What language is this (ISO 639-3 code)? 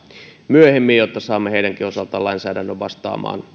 fin